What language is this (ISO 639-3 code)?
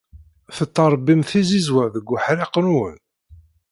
kab